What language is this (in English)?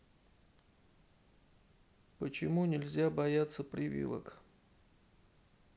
Russian